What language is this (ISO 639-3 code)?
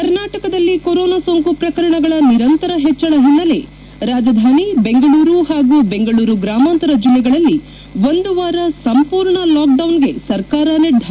kan